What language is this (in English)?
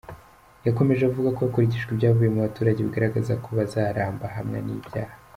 Kinyarwanda